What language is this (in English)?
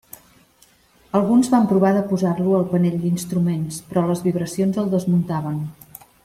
Catalan